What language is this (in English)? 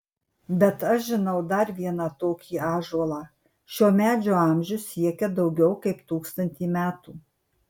Lithuanian